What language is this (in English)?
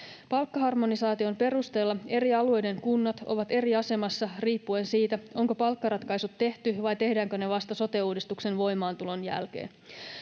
Finnish